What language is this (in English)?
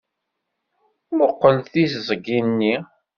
Kabyle